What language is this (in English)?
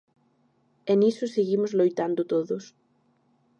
Galician